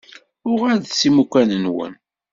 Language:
Kabyle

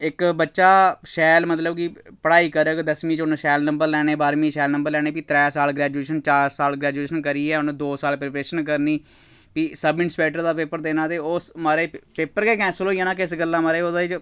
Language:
Dogri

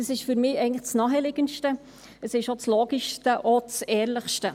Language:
Swiss German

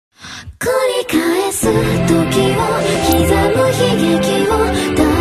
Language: Korean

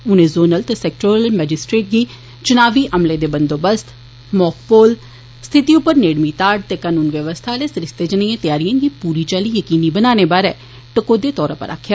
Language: Dogri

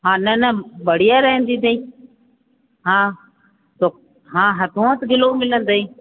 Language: Sindhi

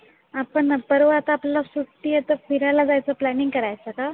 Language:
Marathi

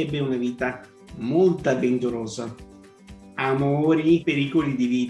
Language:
Italian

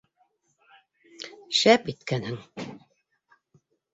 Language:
Bashkir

